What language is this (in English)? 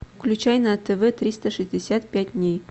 Russian